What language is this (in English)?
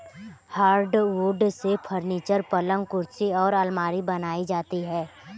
Hindi